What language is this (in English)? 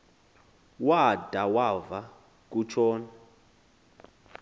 Xhosa